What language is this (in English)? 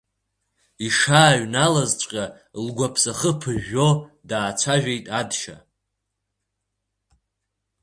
Abkhazian